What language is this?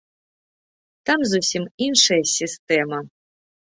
Belarusian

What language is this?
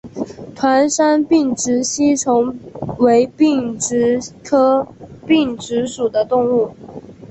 Chinese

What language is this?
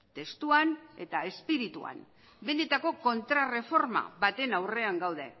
Basque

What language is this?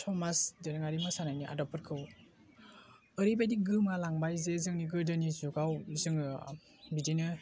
Bodo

